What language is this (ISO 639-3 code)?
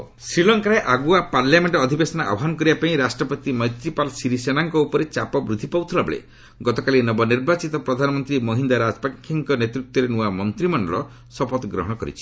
ori